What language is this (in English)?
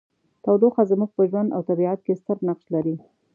Pashto